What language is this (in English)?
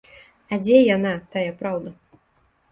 Belarusian